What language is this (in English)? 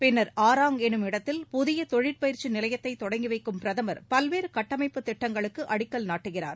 Tamil